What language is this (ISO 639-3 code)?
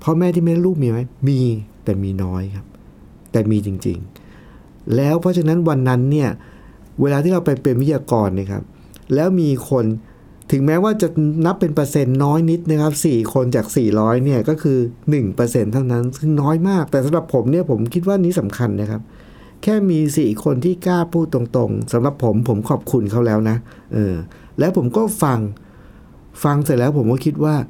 tha